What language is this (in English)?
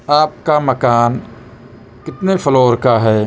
Urdu